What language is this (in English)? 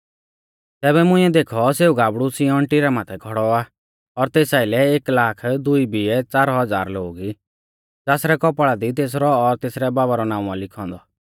Mahasu Pahari